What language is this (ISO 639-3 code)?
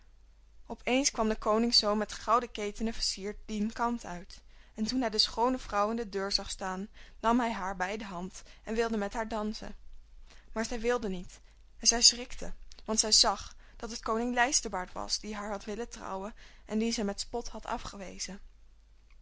nld